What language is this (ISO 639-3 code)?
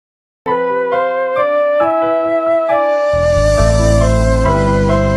ron